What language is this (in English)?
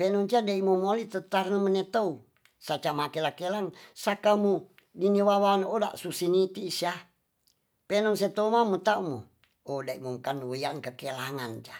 Tonsea